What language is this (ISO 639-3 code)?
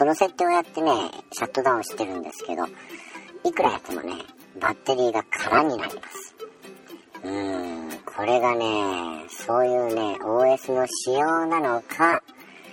jpn